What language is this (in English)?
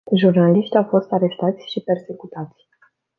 Romanian